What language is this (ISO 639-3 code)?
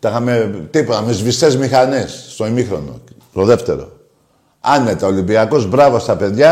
ell